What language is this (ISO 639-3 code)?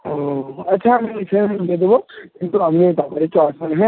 ben